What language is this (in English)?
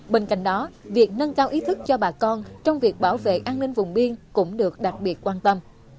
Vietnamese